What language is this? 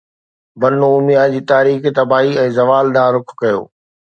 Sindhi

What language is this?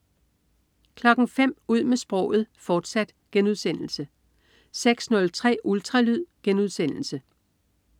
Danish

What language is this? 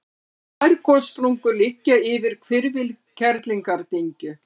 Icelandic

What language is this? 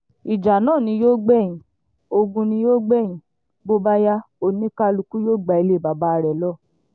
Yoruba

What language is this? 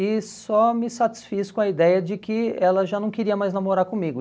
Portuguese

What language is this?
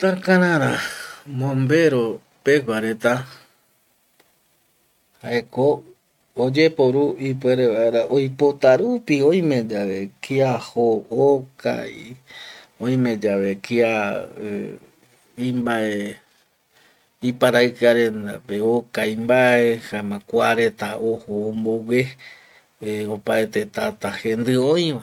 Eastern Bolivian Guaraní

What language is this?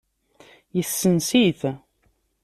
Kabyle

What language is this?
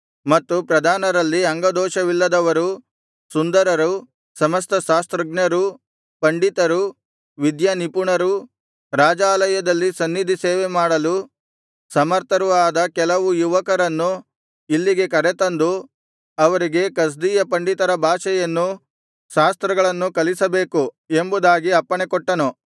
Kannada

